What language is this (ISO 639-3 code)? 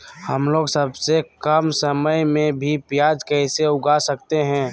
mag